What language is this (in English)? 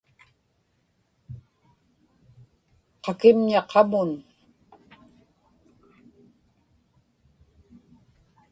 Inupiaq